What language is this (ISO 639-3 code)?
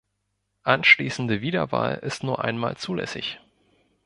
deu